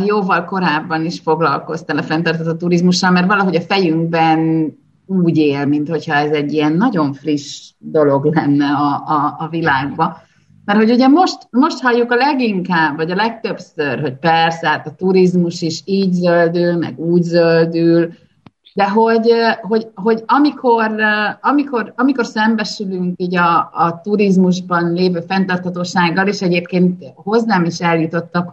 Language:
Hungarian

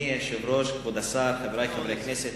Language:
Hebrew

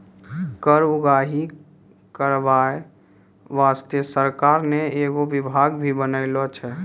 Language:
Maithili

